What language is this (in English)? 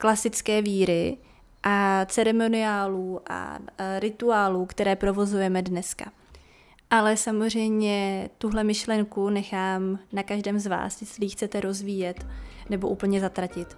Czech